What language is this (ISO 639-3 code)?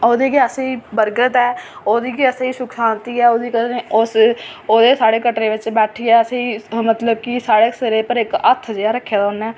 doi